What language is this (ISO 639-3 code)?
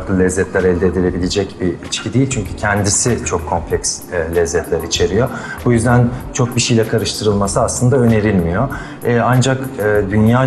tur